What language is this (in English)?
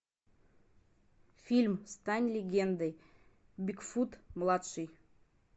Russian